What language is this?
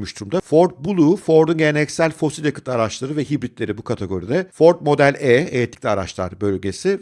Turkish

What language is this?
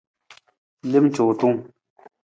Nawdm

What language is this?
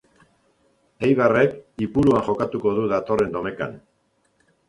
Basque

